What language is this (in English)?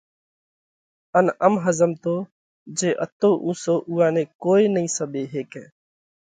Parkari Koli